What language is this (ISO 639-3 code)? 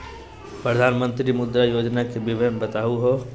mag